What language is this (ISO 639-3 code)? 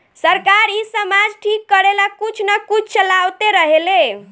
bho